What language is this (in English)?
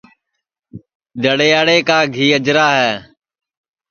Sansi